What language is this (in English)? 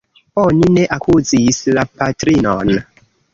Esperanto